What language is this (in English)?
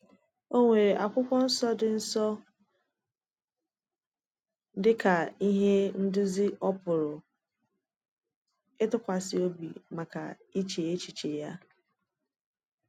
Igbo